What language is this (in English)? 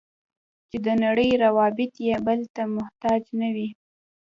Pashto